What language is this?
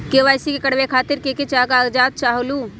Magahi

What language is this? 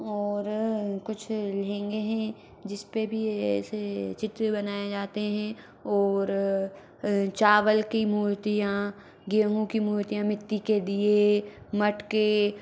Hindi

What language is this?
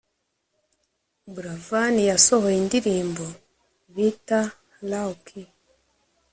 Kinyarwanda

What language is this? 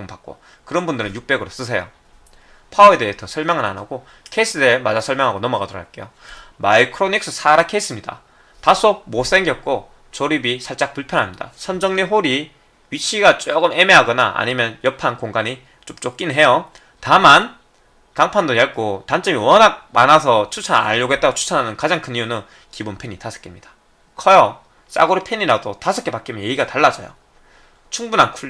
Korean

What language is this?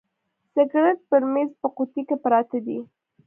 Pashto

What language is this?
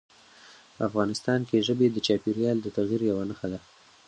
Pashto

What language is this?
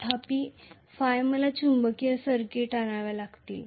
Marathi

